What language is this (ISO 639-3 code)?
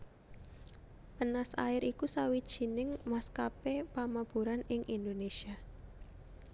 jav